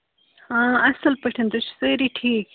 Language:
Kashmiri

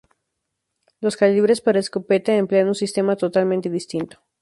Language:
Spanish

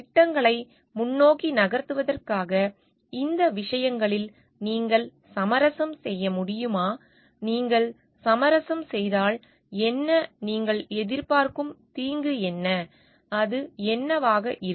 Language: Tamil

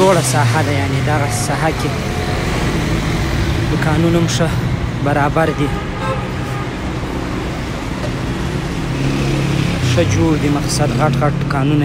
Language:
Indonesian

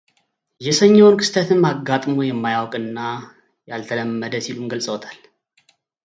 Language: Amharic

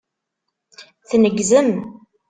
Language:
Kabyle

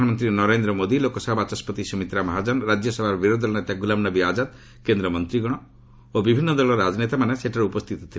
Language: Odia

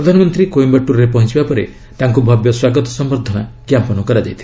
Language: Odia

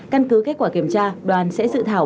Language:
Vietnamese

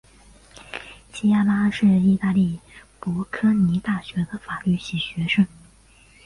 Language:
Chinese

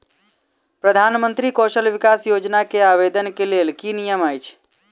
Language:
Maithili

